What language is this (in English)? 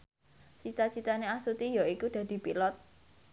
Javanese